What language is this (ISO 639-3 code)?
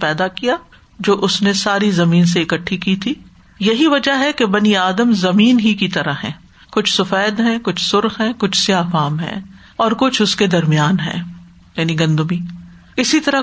urd